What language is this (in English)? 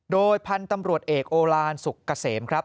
Thai